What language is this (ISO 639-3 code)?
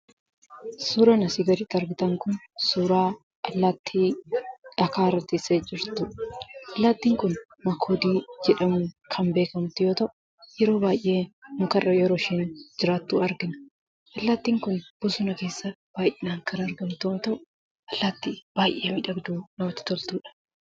orm